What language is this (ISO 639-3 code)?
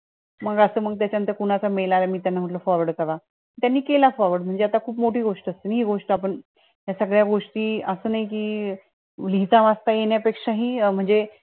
mar